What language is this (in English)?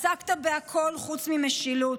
Hebrew